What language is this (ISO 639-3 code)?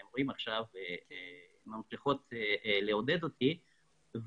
heb